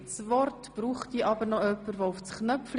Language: Swiss German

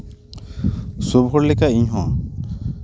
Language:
Santali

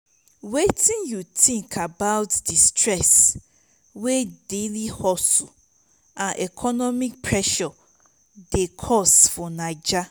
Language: Nigerian Pidgin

